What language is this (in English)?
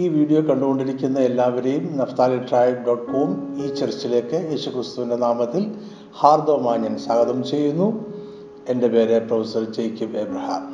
Malayalam